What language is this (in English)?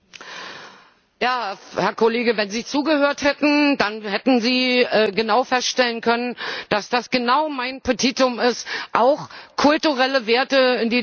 German